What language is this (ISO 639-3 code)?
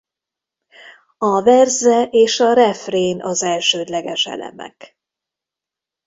hun